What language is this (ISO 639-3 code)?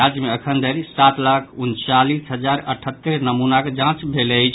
mai